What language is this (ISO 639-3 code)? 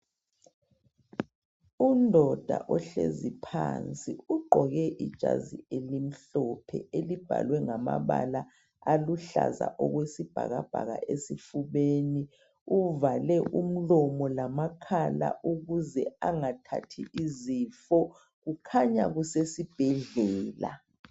nde